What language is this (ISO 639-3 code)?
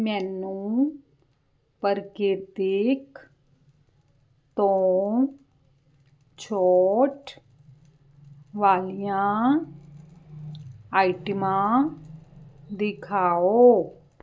pan